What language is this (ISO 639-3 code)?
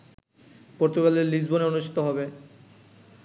ben